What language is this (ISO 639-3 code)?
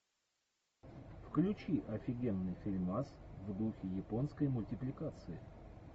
rus